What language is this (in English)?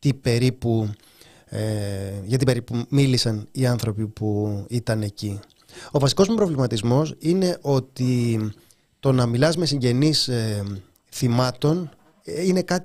Greek